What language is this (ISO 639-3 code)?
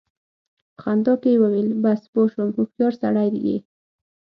pus